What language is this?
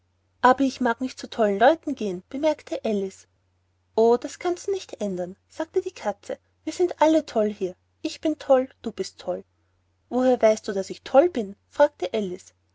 German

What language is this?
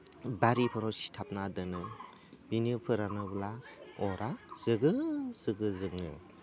Bodo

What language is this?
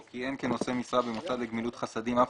Hebrew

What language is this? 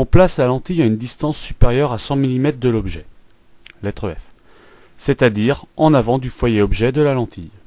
French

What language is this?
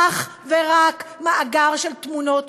Hebrew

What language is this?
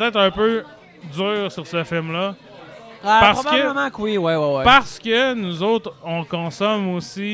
French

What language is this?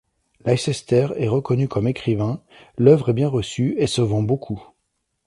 French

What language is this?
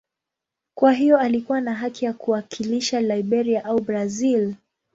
Swahili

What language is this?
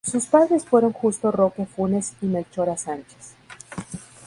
Spanish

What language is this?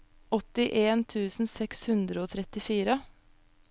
Norwegian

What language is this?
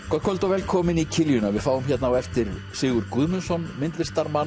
Icelandic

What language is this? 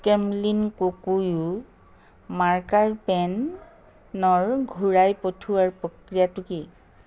Assamese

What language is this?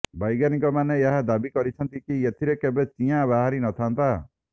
Odia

